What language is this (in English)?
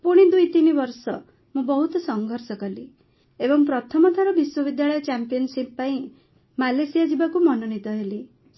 Odia